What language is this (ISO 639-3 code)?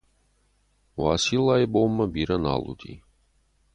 oss